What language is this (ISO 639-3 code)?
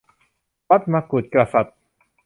tha